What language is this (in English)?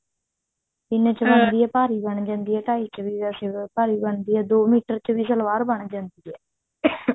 Punjabi